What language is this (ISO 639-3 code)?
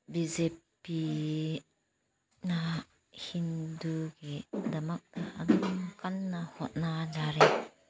mni